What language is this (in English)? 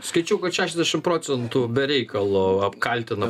Lithuanian